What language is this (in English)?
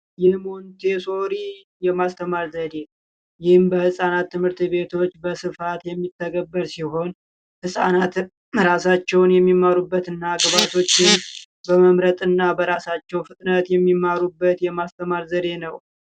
Amharic